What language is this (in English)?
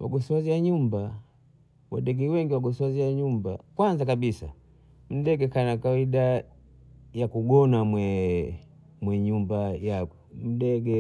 Bondei